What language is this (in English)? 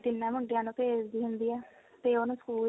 Punjabi